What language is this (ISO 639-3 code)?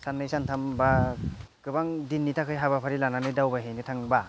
brx